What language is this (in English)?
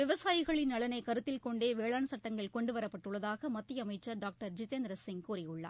Tamil